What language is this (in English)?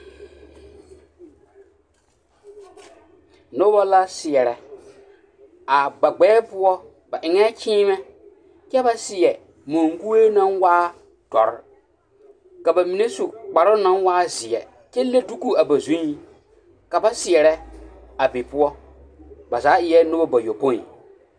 Southern Dagaare